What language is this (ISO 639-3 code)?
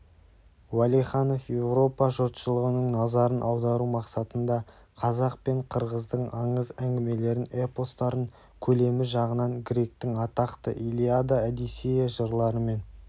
kaz